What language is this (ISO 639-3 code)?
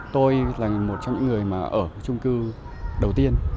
vie